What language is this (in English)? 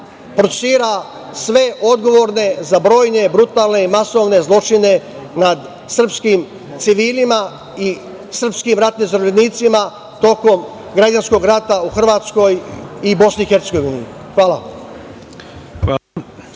Serbian